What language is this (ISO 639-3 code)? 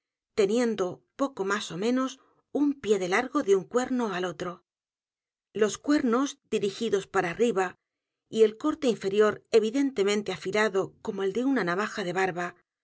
spa